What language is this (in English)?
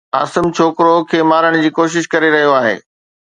Sindhi